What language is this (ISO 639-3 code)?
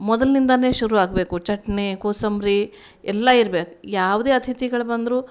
kan